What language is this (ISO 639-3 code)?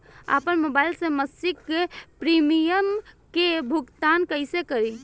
bho